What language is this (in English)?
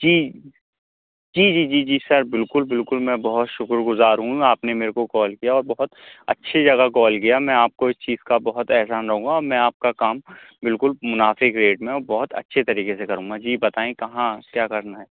Urdu